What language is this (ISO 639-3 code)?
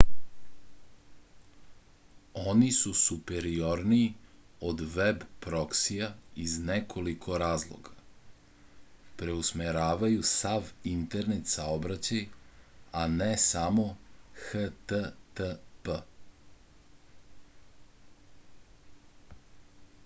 srp